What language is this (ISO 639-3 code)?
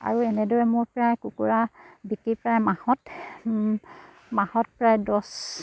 asm